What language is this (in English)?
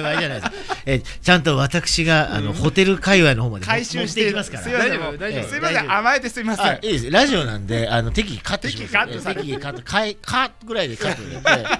Japanese